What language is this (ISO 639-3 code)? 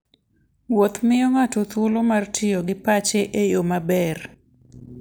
luo